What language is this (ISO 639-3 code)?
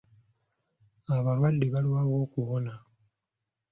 lug